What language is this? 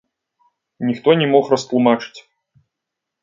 Belarusian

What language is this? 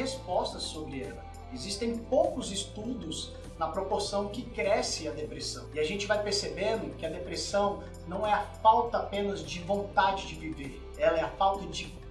Portuguese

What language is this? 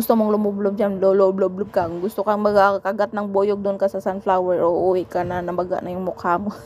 Filipino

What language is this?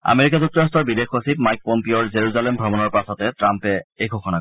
Assamese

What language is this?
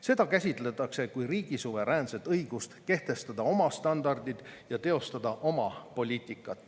Estonian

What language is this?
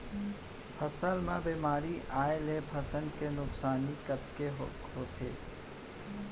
Chhattisgarhi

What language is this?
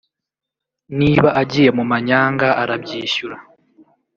Kinyarwanda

